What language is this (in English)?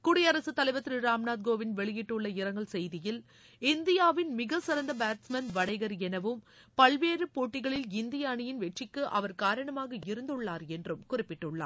Tamil